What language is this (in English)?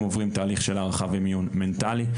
Hebrew